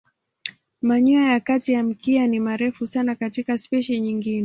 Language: Swahili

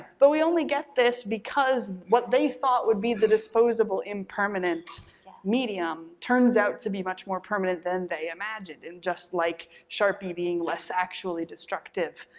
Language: English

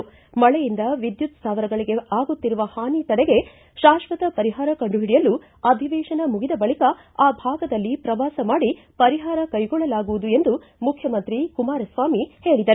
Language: Kannada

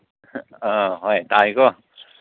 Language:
Manipuri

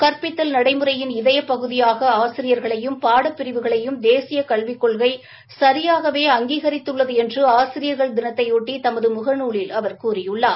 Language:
Tamil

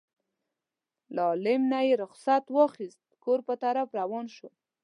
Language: Pashto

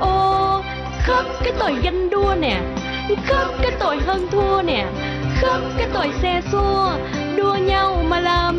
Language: Vietnamese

